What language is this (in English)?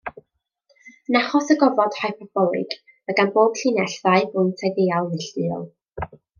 Welsh